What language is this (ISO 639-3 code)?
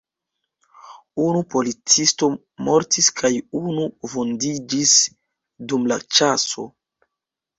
epo